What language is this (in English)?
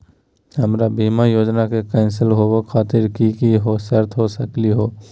Magahi